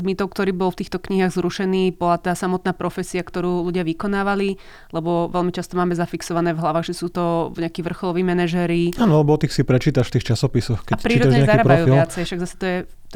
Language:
Slovak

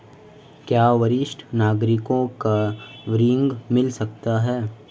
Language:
Hindi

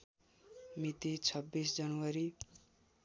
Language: Nepali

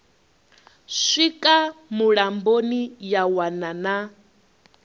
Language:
Venda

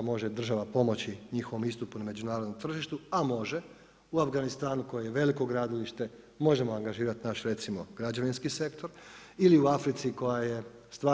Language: Croatian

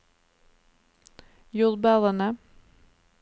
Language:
Norwegian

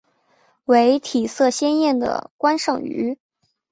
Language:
Chinese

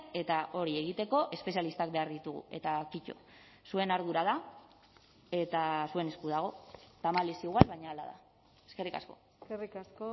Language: Basque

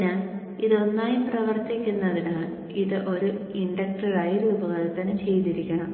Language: Malayalam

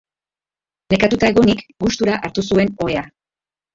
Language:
Basque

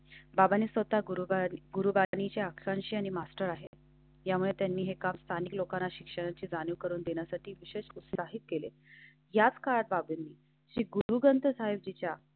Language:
Marathi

